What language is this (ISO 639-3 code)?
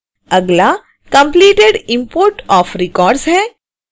hin